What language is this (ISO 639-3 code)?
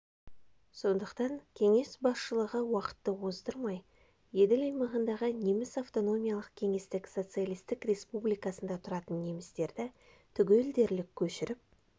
kaz